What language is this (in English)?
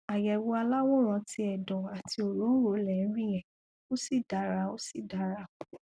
Yoruba